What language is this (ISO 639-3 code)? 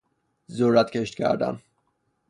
fas